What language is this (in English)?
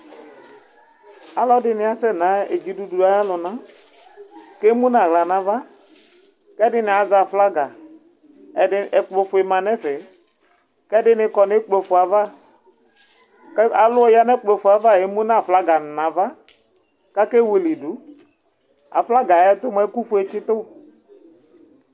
Ikposo